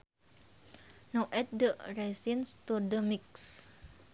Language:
Sundanese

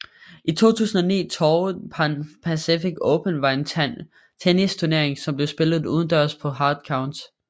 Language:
Danish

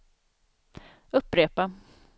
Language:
Swedish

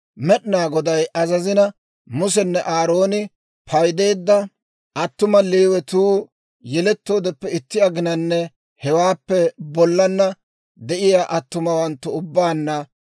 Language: Dawro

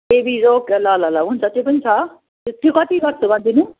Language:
Nepali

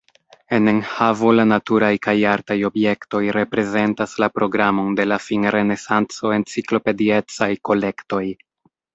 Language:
Esperanto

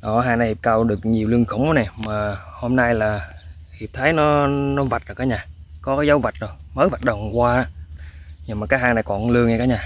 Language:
Vietnamese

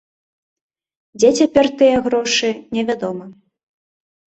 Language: Belarusian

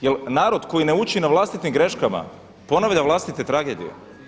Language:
Croatian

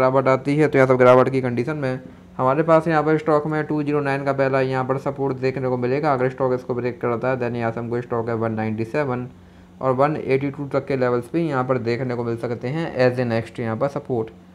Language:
Hindi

